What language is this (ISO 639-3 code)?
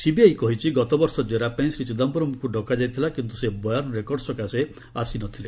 ori